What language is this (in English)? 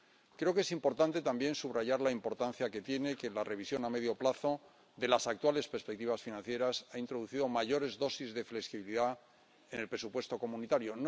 Spanish